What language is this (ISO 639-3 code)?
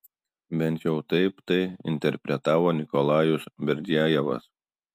lit